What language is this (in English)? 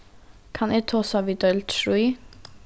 Faroese